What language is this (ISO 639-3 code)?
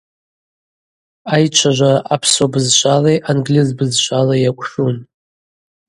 abq